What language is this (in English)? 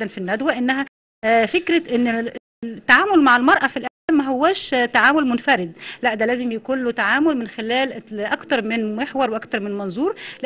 Arabic